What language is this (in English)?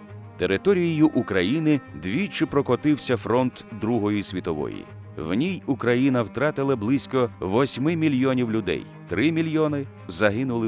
Ukrainian